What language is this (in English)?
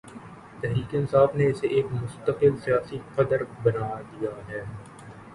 Urdu